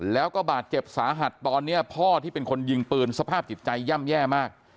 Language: Thai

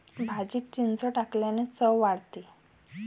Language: Marathi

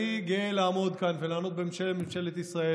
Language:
Hebrew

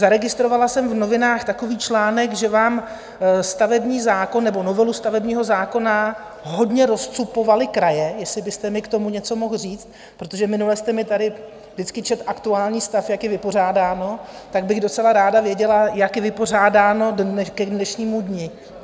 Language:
Czech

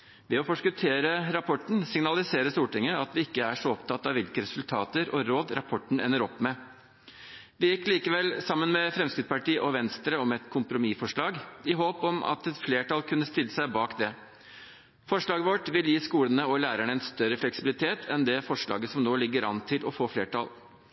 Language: Norwegian Bokmål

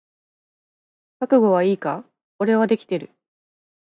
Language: Japanese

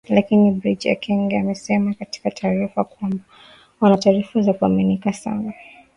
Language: Swahili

